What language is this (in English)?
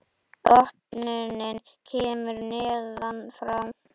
Icelandic